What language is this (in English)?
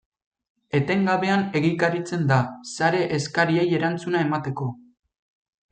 Basque